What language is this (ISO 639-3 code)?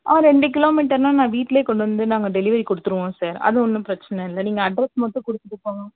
tam